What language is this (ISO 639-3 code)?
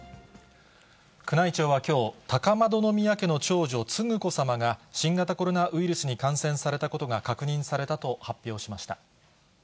jpn